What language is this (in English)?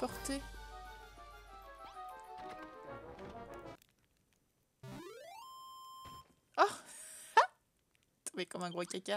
French